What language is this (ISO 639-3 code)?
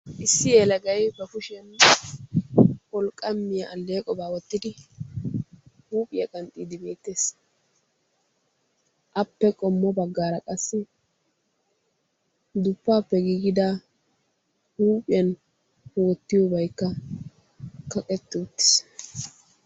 wal